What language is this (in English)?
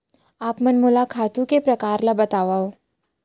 Chhattisgarhi